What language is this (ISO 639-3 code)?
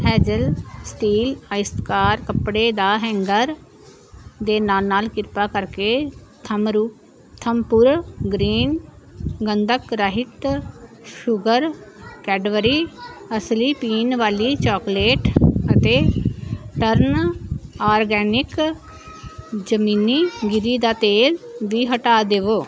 pan